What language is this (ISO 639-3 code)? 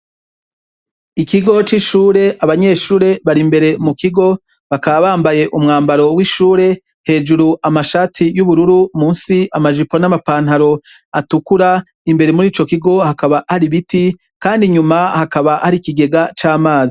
run